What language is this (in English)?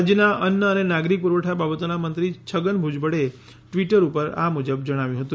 Gujarati